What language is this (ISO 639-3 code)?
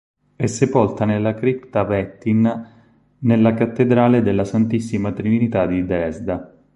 ita